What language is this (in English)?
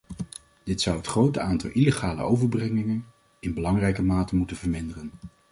Dutch